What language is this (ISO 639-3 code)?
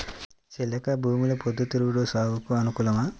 tel